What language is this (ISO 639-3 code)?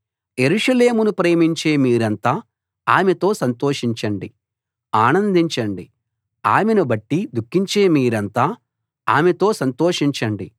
tel